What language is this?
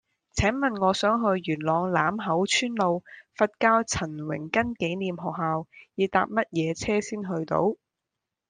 Cantonese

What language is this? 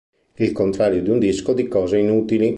Italian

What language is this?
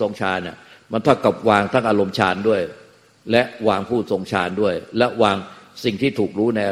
Thai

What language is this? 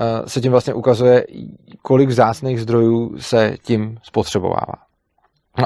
Czech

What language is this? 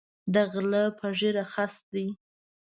Pashto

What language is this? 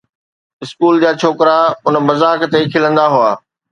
Sindhi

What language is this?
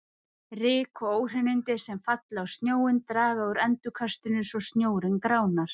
Icelandic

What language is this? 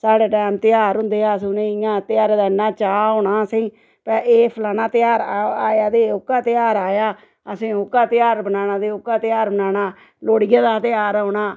Dogri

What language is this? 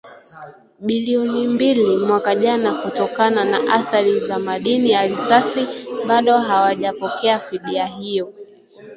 Swahili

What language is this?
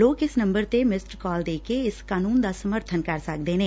Punjabi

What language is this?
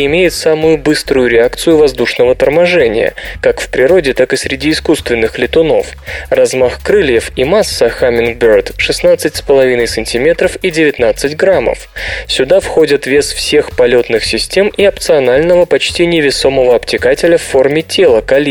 Russian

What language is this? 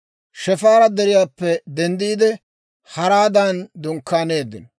Dawro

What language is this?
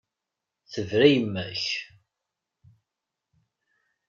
Kabyle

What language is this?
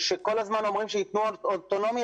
Hebrew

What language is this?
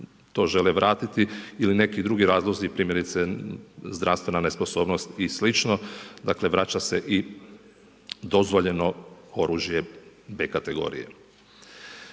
Croatian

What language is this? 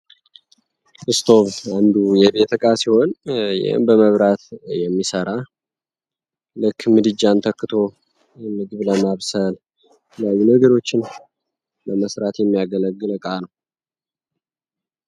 Amharic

